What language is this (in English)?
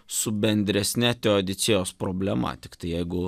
Lithuanian